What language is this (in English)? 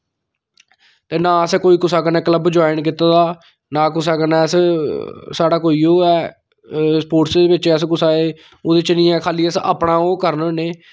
Dogri